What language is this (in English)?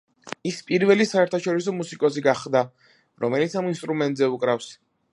Georgian